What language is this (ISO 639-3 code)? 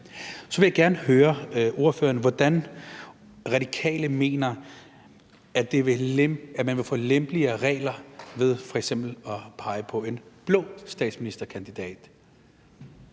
dan